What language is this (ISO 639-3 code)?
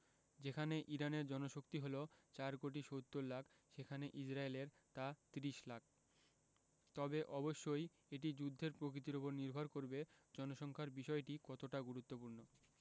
ben